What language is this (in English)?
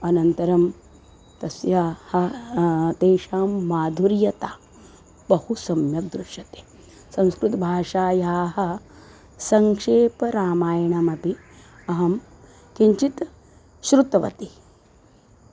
Sanskrit